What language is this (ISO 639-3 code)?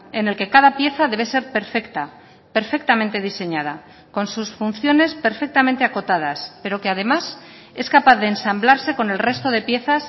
spa